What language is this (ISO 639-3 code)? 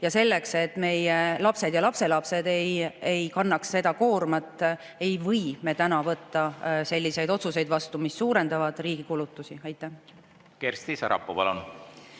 est